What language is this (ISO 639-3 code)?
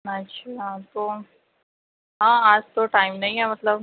urd